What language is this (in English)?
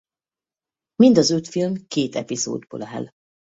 Hungarian